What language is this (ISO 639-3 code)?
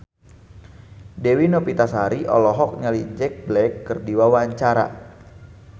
sun